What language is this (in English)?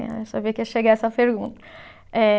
Portuguese